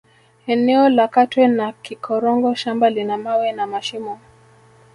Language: Swahili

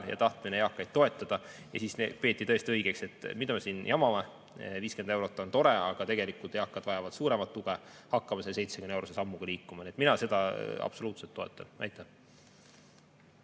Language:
Estonian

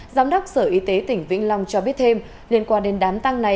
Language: Vietnamese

